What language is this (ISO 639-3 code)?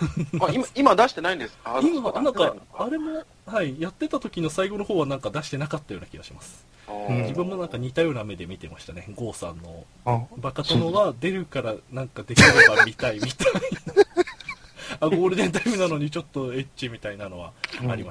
jpn